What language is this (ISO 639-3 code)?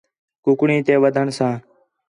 xhe